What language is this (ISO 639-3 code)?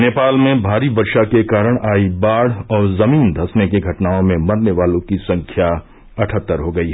hin